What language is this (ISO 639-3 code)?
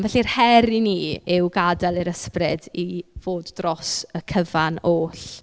cym